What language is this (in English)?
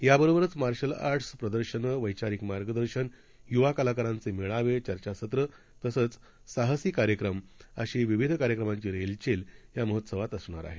Marathi